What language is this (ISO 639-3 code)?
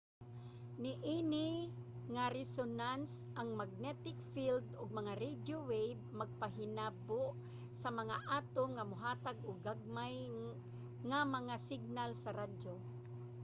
ceb